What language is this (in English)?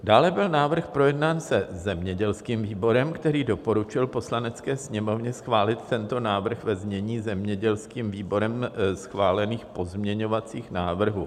Czech